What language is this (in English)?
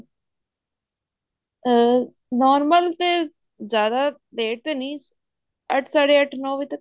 Punjabi